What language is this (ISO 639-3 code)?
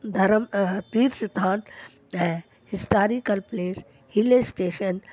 snd